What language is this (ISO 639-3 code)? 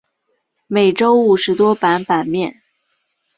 zho